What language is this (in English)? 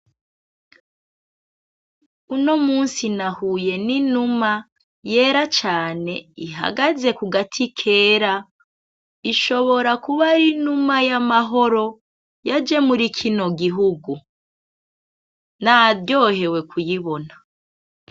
Rundi